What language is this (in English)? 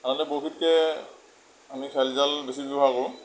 Assamese